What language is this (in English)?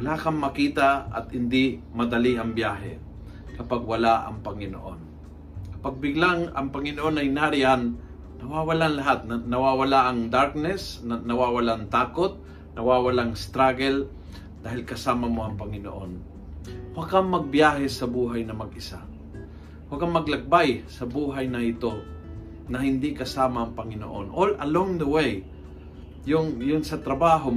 Filipino